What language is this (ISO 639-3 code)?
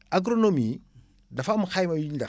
wol